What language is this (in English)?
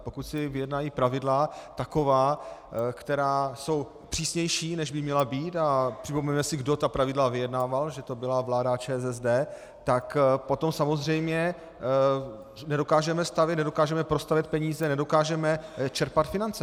Czech